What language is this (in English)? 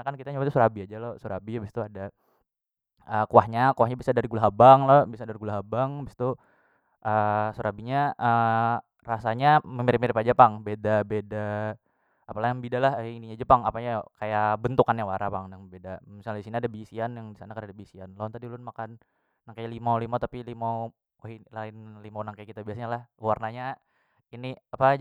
Banjar